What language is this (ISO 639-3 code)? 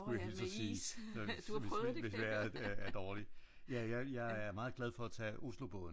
dan